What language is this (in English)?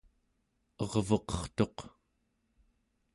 Central Yupik